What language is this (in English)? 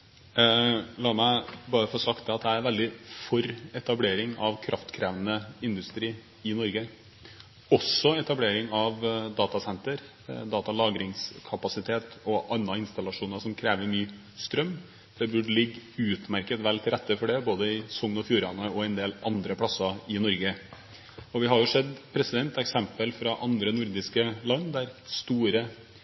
Norwegian Bokmål